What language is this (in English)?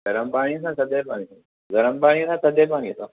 Sindhi